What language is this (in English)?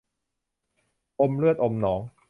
Thai